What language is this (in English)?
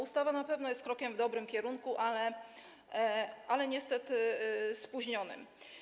Polish